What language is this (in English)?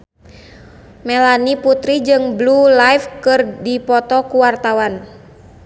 Sundanese